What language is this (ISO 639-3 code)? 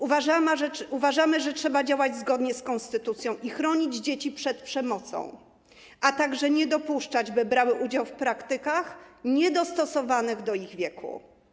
pol